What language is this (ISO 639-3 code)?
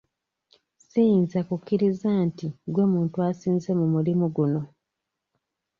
lug